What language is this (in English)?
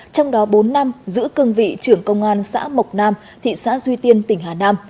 Vietnamese